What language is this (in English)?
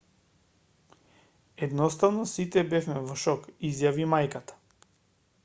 Macedonian